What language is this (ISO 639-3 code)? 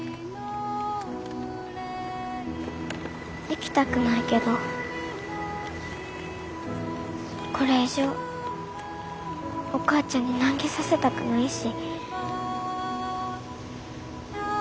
jpn